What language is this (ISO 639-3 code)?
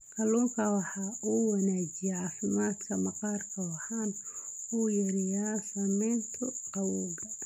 som